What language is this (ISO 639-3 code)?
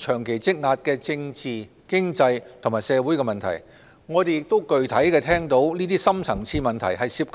yue